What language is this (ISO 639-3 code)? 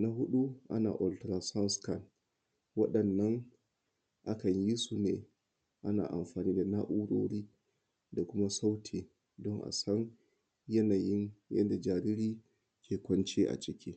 hau